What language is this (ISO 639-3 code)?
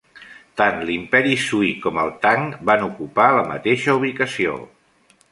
cat